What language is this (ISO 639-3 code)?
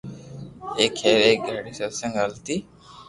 lrk